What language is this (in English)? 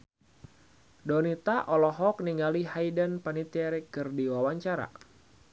Sundanese